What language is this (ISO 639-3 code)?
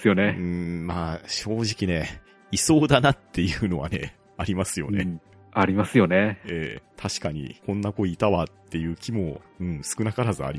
jpn